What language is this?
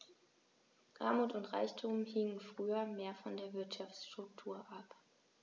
German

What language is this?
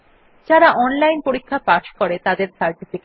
Bangla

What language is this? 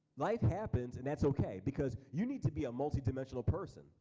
English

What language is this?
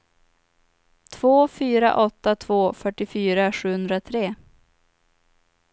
Swedish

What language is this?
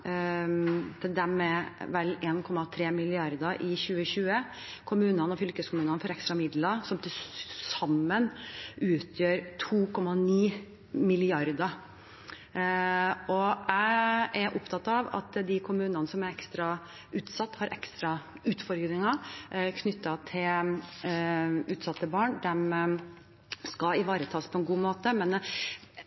Norwegian Bokmål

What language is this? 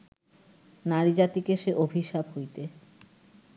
Bangla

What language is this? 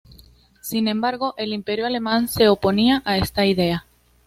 Spanish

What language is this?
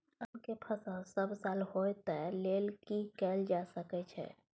Maithili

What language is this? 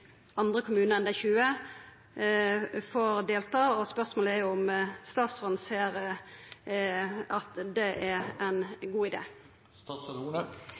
Norwegian Nynorsk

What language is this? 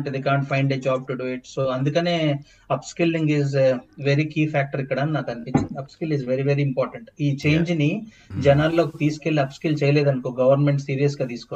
Telugu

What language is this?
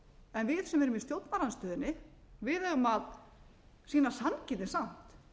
Icelandic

